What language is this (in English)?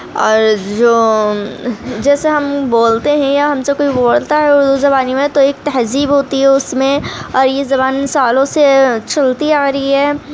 Urdu